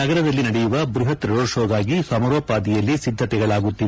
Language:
Kannada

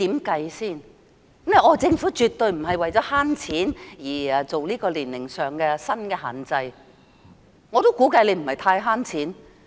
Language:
Cantonese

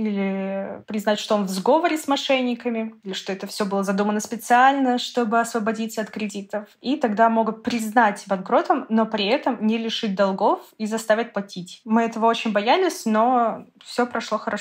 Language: Russian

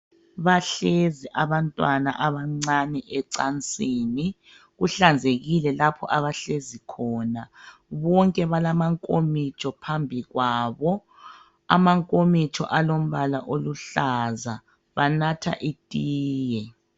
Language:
North Ndebele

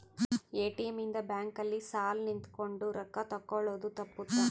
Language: Kannada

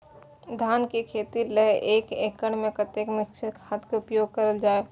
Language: Maithili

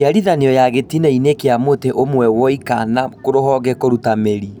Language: Kikuyu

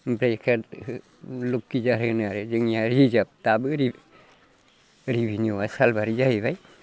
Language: Bodo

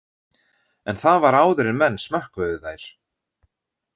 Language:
Icelandic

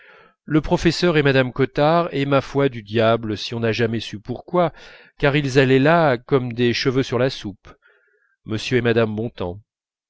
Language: French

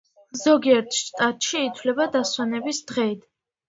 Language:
Georgian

